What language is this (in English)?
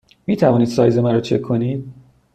Persian